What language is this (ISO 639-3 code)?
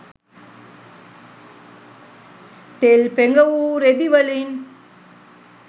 sin